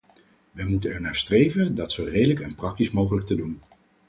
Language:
Dutch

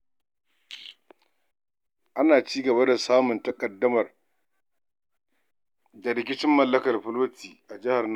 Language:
Hausa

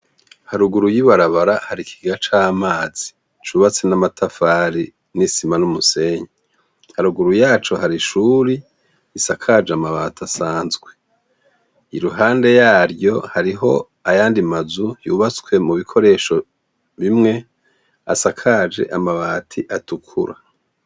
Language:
Rundi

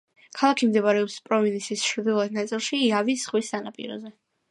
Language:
Georgian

